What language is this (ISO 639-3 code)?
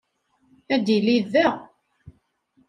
kab